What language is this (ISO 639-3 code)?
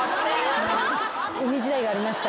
jpn